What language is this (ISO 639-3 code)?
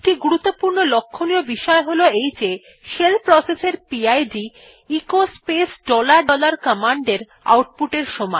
ben